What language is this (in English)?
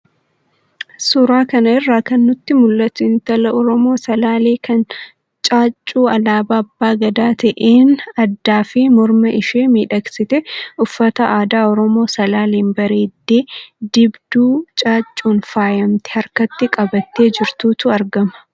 Oromo